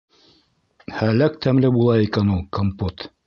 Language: Bashkir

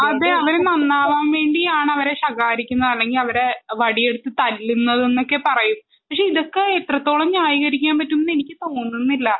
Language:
Malayalam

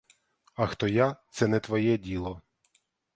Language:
Ukrainian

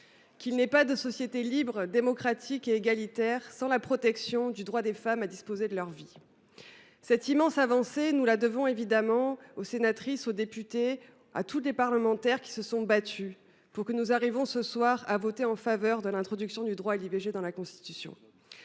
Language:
French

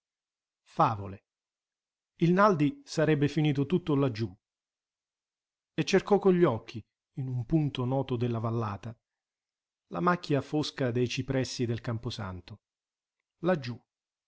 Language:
Italian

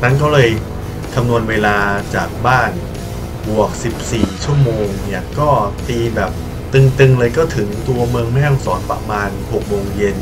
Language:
Thai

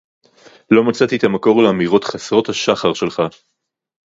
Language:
Hebrew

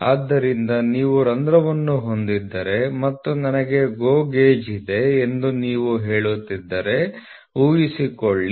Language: Kannada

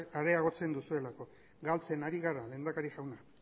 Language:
Basque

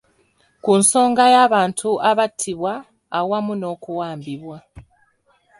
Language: Ganda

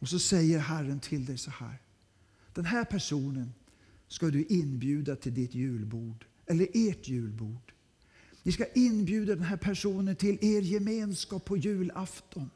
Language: Swedish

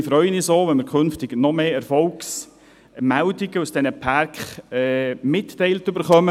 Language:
Swiss German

